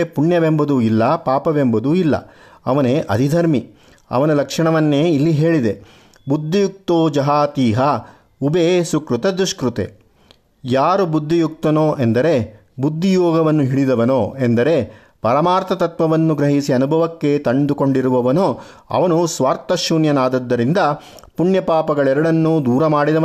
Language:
Kannada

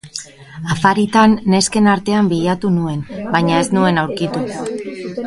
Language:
Basque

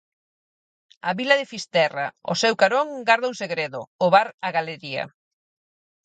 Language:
Galician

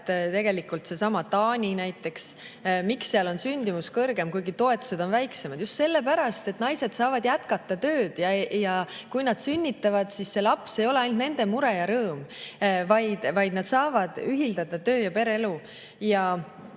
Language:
Estonian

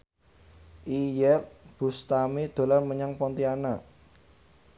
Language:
Javanese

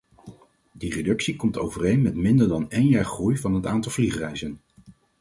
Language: Dutch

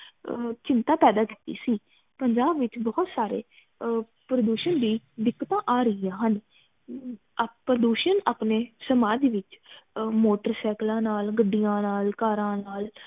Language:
Punjabi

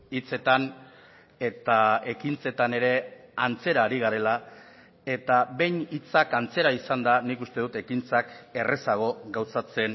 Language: Basque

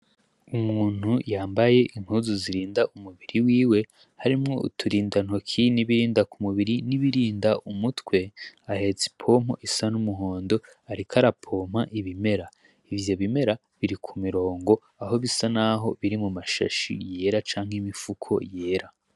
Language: Rundi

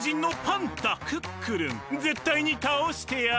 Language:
Japanese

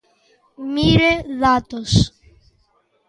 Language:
Galician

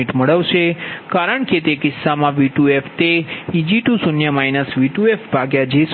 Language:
Gujarati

